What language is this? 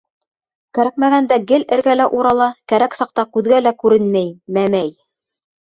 Bashkir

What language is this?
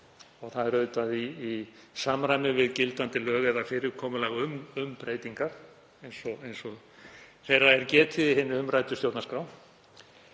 Icelandic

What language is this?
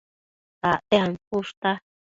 Matsés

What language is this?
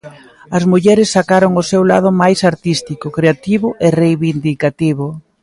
Galician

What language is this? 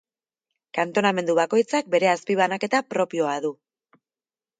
Basque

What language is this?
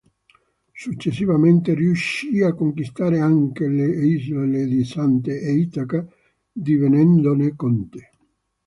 Italian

